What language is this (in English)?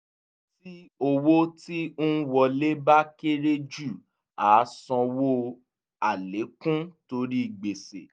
Yoruba